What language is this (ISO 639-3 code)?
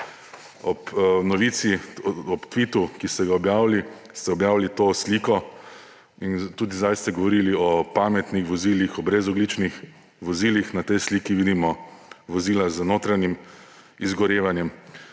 slv